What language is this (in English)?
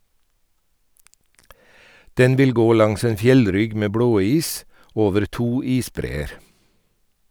Norwegian